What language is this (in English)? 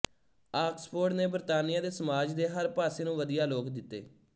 Punjabi